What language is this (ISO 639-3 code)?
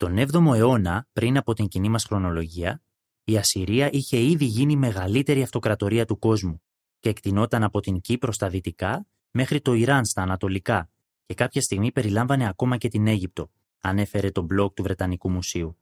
ell